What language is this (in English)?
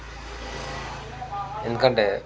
Telugu